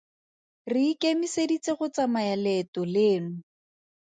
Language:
Tswana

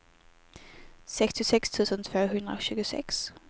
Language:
Swedish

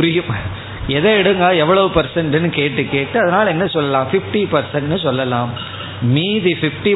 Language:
Tamil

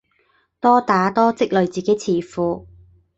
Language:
Cantonese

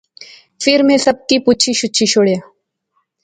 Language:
Pahari-Potwari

